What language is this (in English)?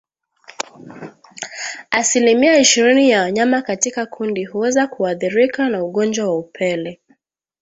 Swahili